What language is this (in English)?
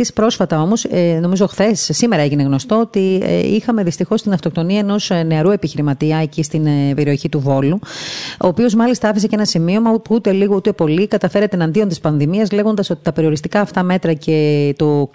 Greek